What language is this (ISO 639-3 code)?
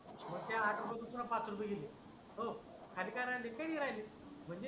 mar